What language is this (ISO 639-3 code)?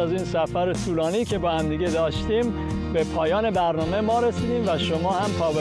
fas